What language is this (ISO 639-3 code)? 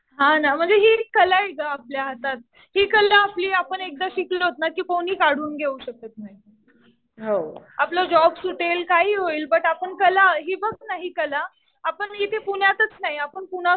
mar